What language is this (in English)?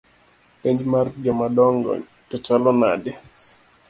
Luo (Kenya and Tanzania)